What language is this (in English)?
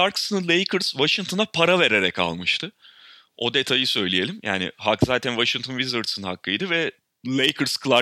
Turkish